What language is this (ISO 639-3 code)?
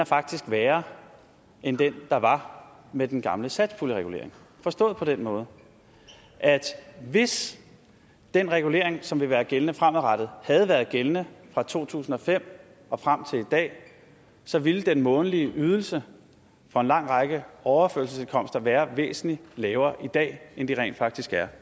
dan